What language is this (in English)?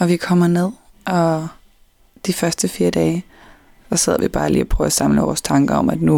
Danish